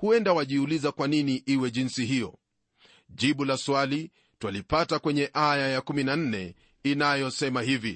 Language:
Swahili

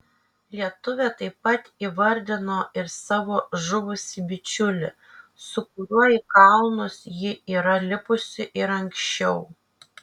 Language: Lithuanian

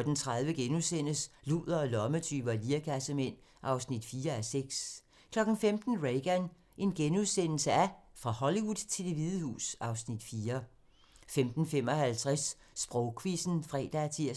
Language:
Danish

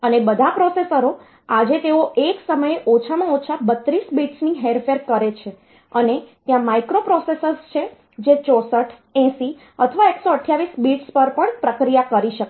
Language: Gujarati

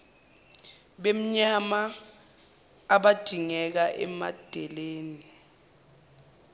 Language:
Zulu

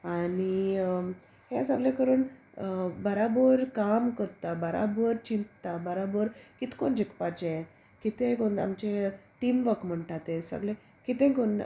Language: Konkani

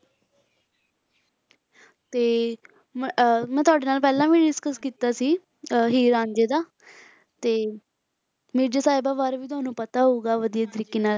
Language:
Punjabi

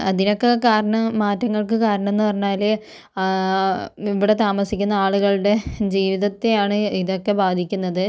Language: Malayalam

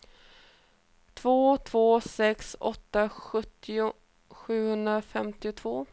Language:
Swedish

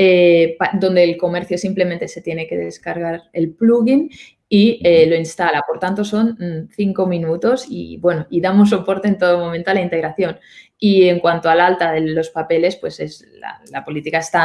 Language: Spanish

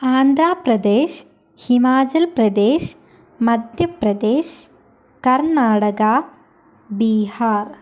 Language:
Malayalam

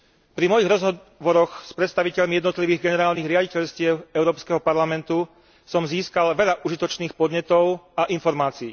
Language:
Slovak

